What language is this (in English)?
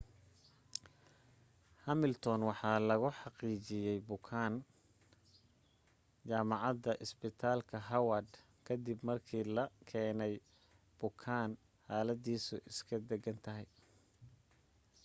Somali